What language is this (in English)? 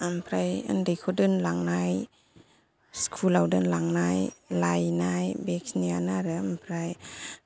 Bodo